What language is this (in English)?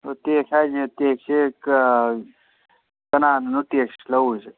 Manipuri